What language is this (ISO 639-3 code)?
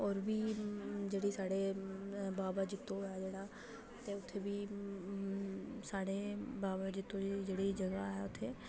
doi